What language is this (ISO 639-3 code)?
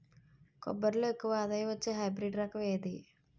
tel